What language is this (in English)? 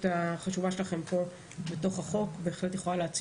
Hebrew